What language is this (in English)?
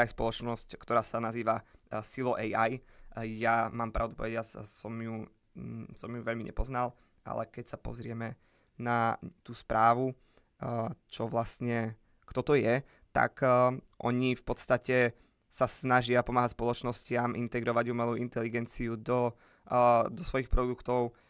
Slovak